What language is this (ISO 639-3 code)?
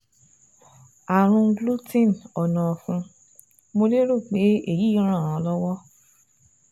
yor